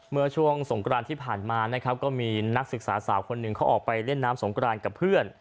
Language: Thai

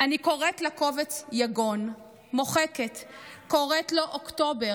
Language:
Hebrew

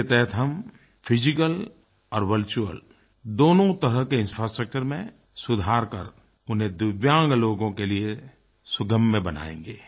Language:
Hindi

